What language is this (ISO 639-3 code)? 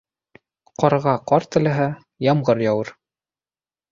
bak